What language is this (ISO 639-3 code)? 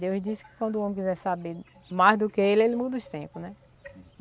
por